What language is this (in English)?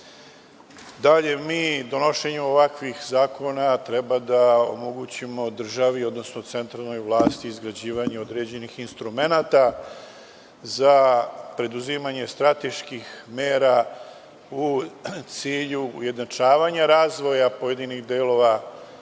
Serbian